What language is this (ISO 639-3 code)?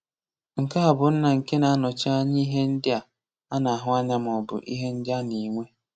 ibo